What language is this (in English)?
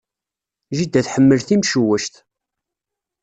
Kabyle